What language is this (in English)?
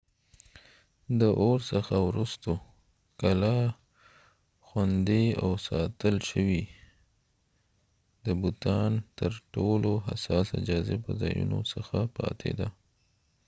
Pashto